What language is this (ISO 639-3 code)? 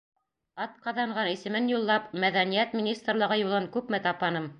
bak